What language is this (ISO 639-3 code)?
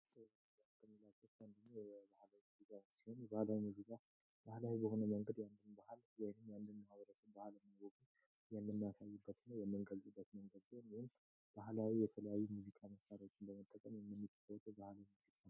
amh